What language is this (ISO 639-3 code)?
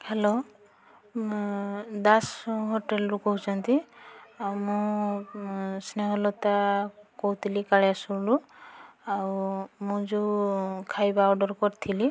ori